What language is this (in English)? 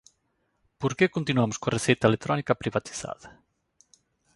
Galician